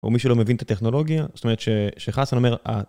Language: Hebrew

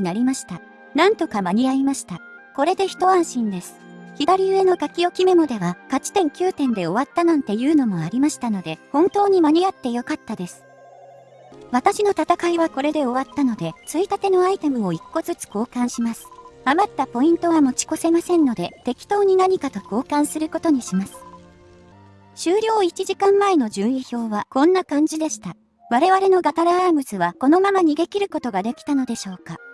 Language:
Japanese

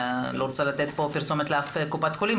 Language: Hebrew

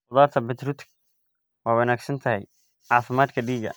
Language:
Somali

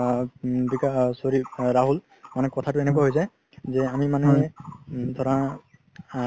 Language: Assamese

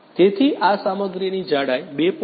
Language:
Gujarati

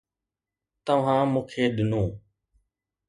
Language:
Sindhi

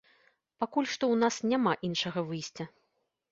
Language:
Belarusian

